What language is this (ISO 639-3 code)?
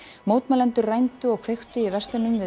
isl